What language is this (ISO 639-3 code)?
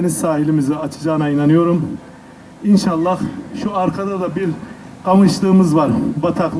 tur